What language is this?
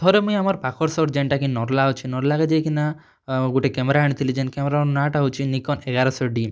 Odia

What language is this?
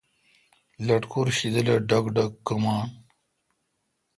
Kalkoti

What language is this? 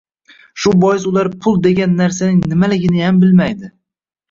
Uzbek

